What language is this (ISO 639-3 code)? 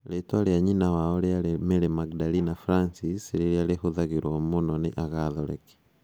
kik